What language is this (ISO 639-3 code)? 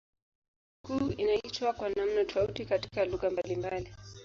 swa